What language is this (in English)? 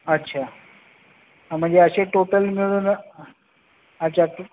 Marathi